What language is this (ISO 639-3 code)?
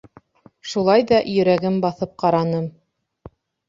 bak